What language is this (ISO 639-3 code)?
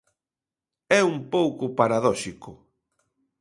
glg